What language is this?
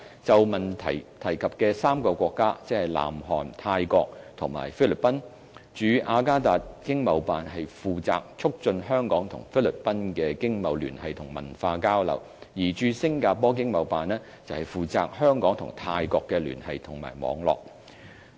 Cantonese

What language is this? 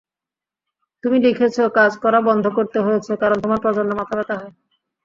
Bangla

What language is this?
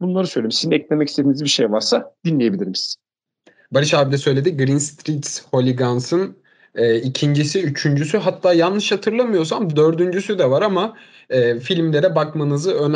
Turkish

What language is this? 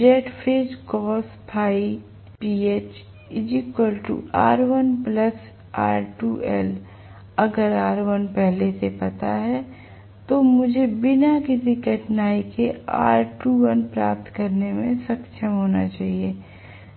Hindi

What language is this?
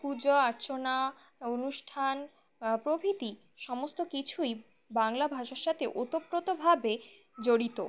Bangla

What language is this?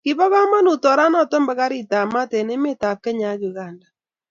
Kalenjin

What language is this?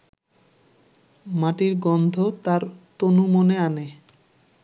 Bangla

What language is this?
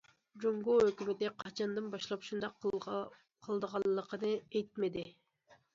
Uyghur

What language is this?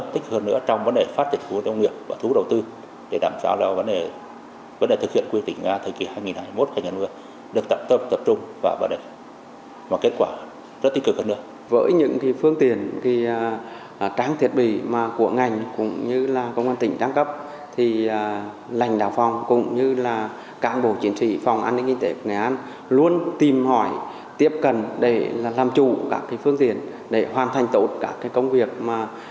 Vietnamese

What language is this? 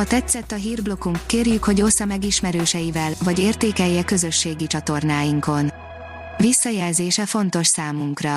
Hungarian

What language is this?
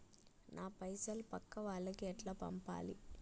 Telugu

